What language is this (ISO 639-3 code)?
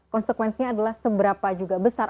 ind